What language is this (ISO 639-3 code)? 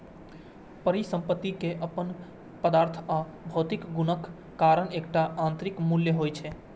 mai